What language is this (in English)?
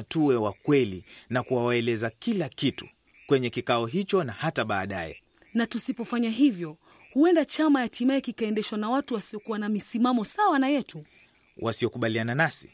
Swahili